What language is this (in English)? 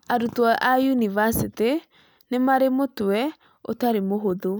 Kikuyu